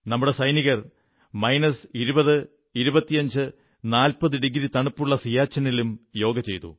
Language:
Malayalam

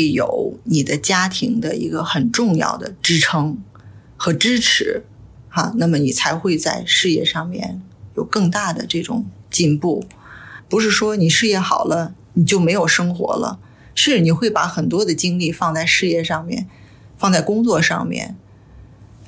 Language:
Chinese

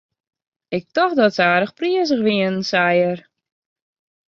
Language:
Western Frisian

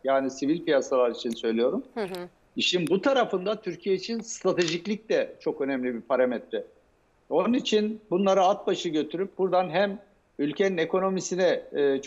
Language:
Turkish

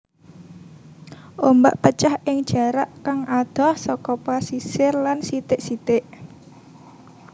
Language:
Javanese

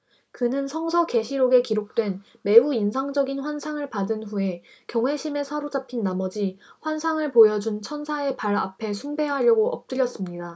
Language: Korean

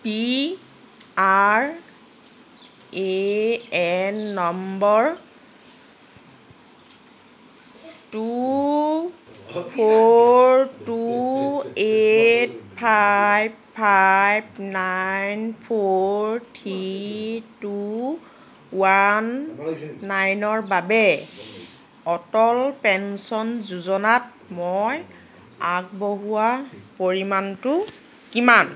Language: Assamese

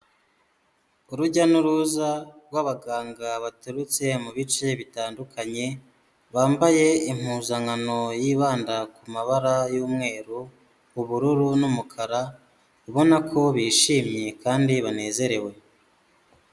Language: Kinyarwanda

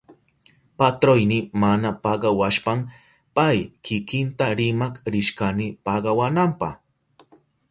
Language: Southern Pastaza Quechua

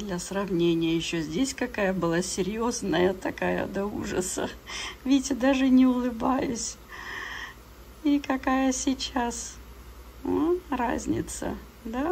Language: Russian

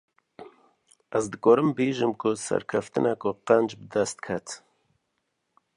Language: Kurdish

